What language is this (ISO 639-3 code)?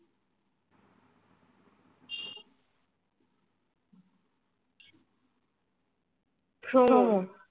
ben